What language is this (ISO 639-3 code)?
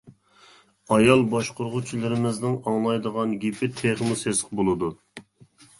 uig